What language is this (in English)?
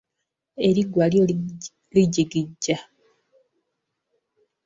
Ganda